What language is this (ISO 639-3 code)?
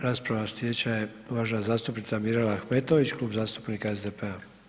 hrv